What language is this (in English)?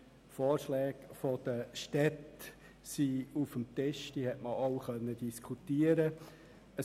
Swiss German